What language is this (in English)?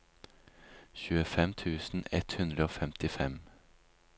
Norwegian